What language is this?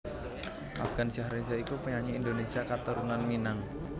Javanese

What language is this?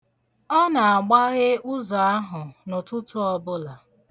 Igbo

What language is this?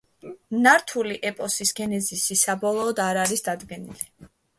Georgian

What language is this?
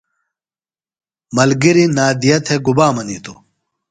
Phalura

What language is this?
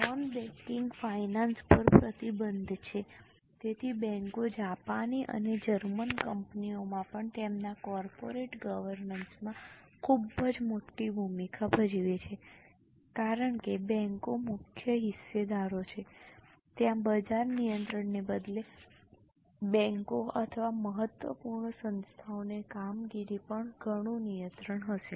Gujarati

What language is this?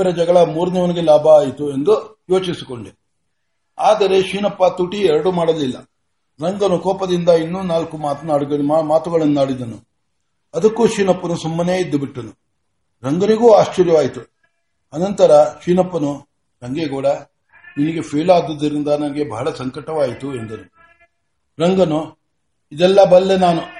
Kannada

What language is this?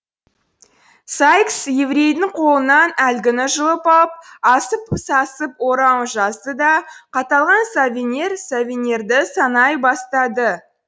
Kazakh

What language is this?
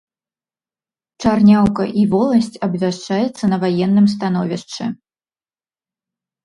Belarusian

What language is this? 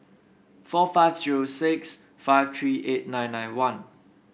English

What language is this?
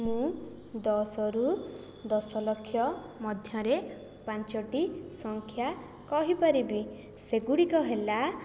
Odia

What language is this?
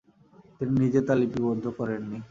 Bangla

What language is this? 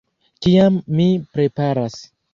Esperanto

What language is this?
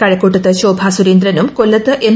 Malayalam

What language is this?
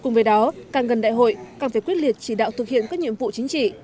Vietnamese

